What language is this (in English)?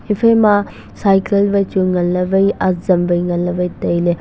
Wancho Naga